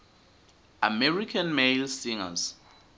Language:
Swati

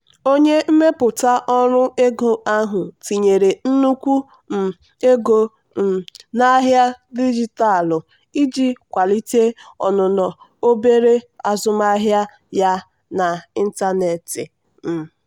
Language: Igbo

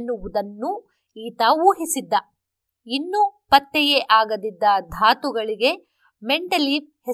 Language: Kannada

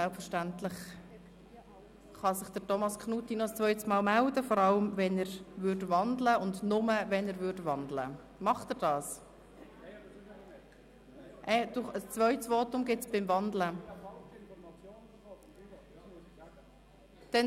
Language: Swiss German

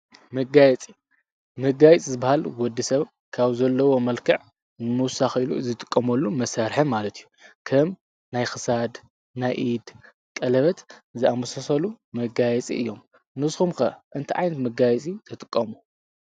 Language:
Tigrinya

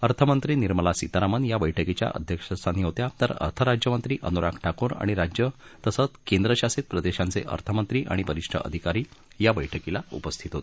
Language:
Marathi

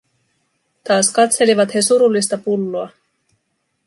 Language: Finnish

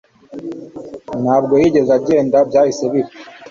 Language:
Kinyarwanda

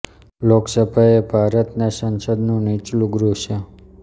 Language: Gujarati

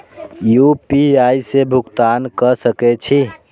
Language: Maithili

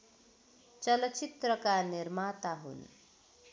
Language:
Nepali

